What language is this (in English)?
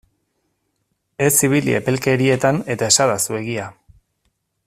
Basque